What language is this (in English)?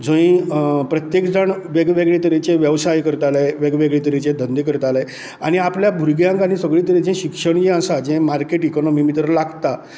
Konkani